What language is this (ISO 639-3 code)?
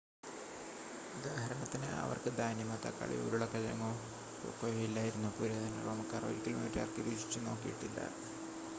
mal